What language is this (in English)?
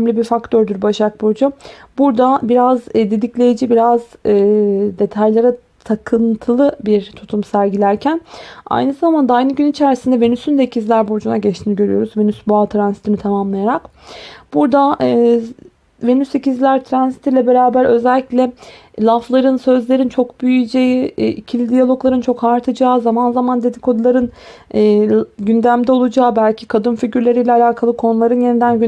Turkish